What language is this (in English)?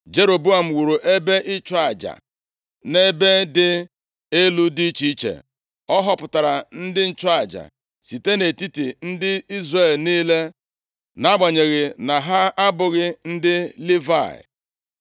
Igbo